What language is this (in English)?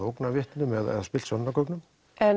Icelandic